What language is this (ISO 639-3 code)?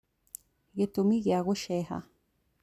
kik